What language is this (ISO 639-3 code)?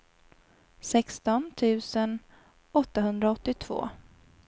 swe